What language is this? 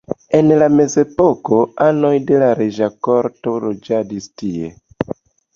Esperanto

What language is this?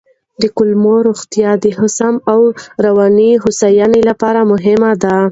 Pashto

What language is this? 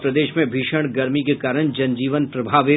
Hindi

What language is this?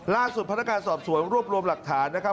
Thai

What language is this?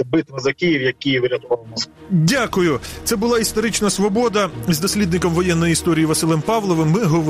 Ukrainian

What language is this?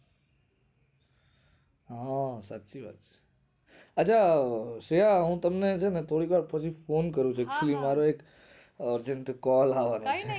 Gujarati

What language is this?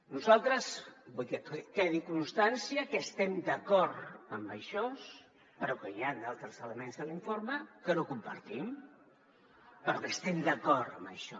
Catalan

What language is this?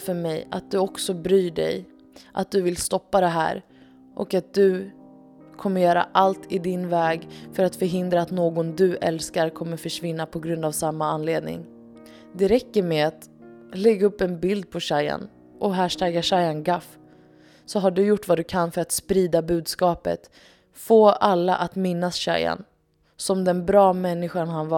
Swedish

